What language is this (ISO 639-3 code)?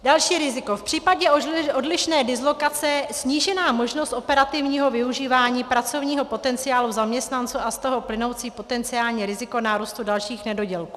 ces